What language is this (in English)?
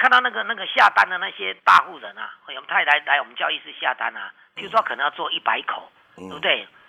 Chinese